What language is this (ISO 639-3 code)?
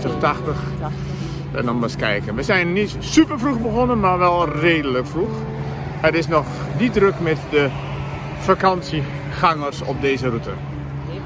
nld